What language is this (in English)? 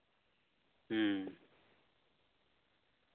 Santali